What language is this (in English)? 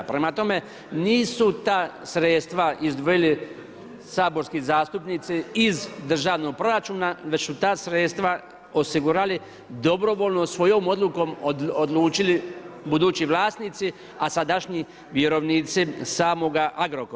Croatian